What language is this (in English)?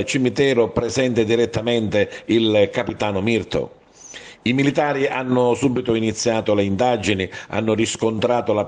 Italian